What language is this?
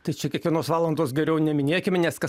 Lithuanian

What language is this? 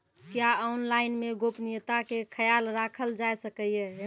Maithili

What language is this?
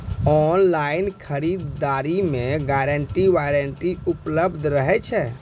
Maithili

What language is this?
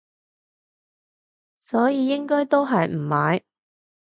Cantonese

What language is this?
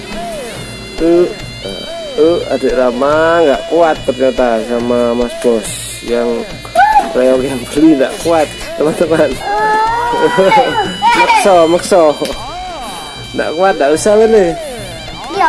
Indonesian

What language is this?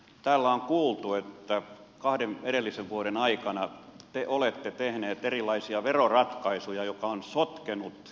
Finnish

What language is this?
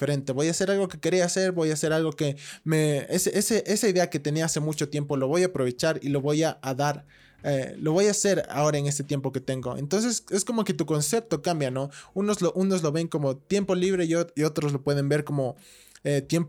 Spanish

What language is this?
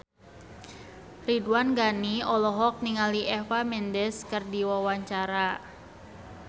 Sundanese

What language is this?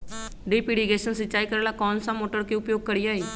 Magahi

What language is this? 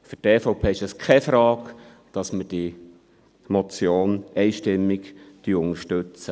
Swiss German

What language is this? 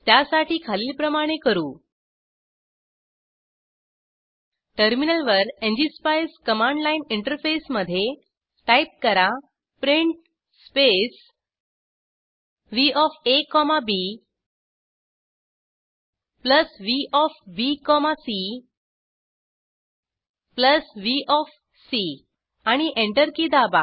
Marathi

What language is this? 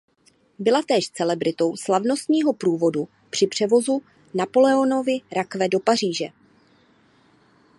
Czech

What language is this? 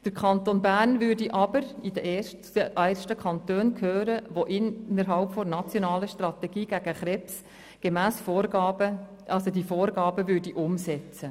Swiss German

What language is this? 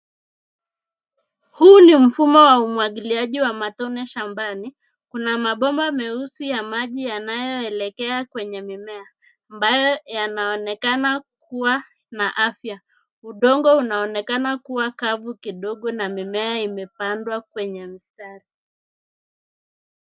Swahili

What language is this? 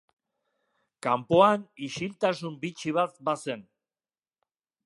Basque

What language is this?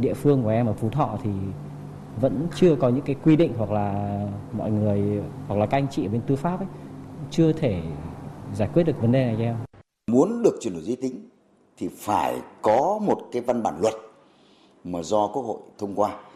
Vietnamese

